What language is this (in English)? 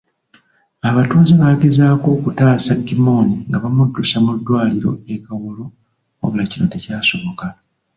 Ganda